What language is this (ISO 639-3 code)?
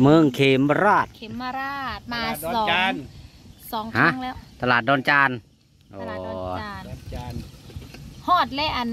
tha